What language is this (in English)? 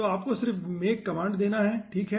Hindi